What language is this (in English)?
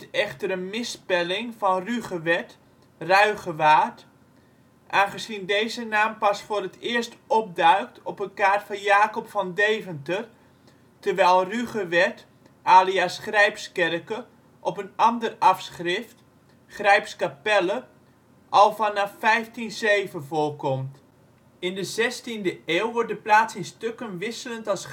Dutch